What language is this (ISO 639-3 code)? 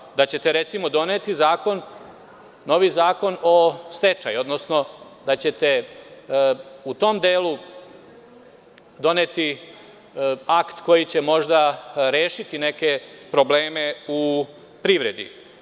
srp